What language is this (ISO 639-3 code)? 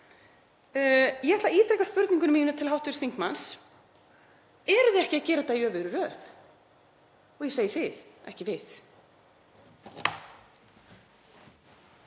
isl